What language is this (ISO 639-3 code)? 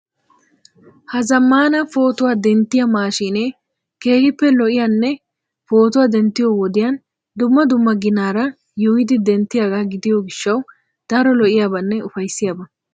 wal